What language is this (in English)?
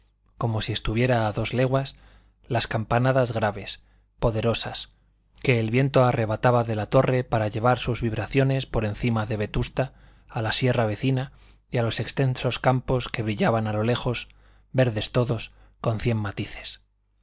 Spanish